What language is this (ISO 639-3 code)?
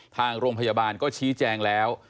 tha